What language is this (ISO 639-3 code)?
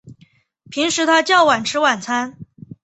zho